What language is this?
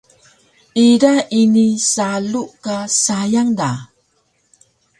Taroko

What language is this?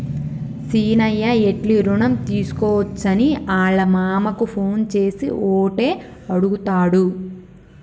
Telugu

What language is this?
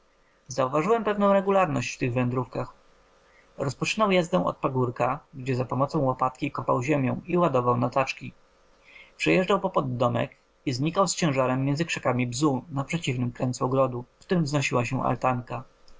Polish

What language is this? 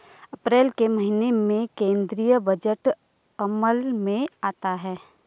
Hindi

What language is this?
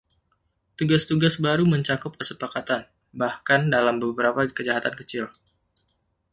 Indonesian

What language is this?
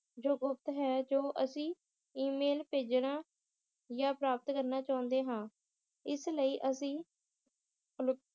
Punjabi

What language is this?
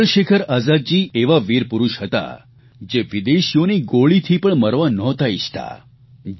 Gujarati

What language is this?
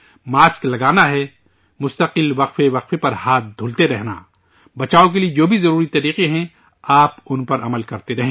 Urdu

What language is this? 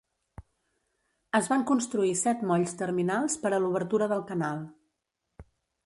Catalan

